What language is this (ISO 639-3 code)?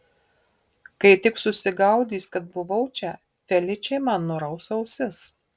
lit